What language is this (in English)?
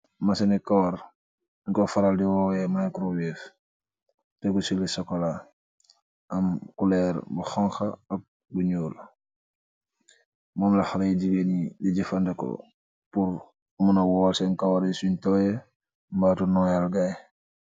Wolof